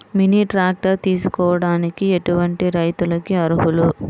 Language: Telugu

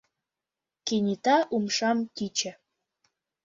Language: Mari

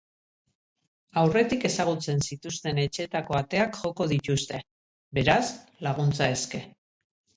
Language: Basque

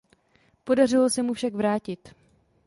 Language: Czech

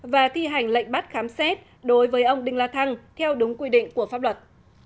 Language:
Vietnamese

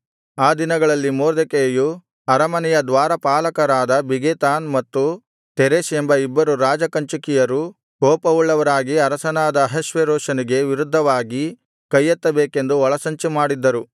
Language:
Kannada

